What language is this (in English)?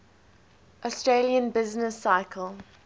English